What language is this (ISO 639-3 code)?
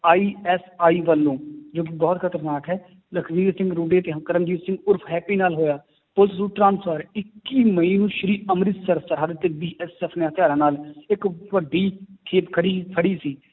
pan